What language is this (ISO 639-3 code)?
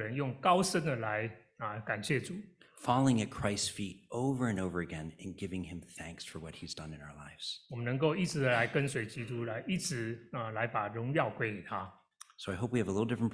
zho